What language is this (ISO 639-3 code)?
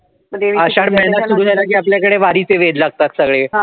mar